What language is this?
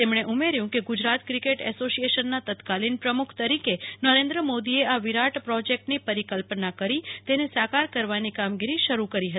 Gujarati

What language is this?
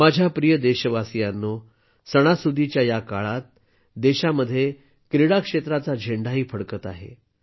Marathi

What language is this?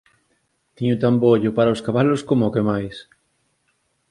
Galician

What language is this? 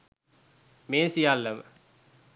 Sinhala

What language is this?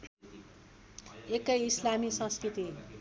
Nepali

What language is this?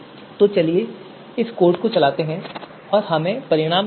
Hindi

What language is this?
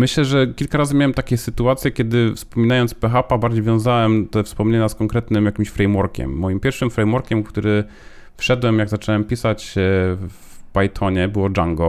Polish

